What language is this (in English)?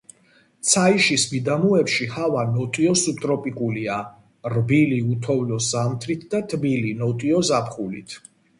Georgian